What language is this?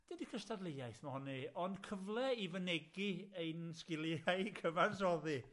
Welsh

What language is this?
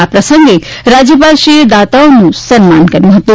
Gujarati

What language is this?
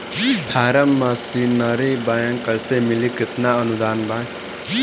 Bhojpuri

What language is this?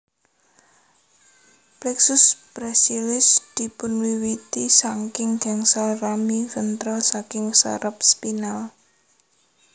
Javanese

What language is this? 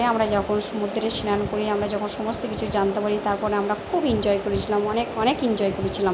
Bangla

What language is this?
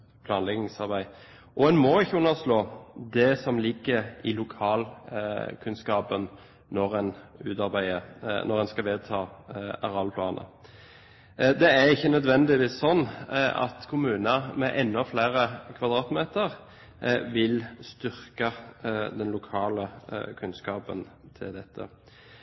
Norwegian Bokmål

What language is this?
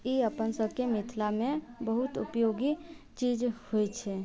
Maithili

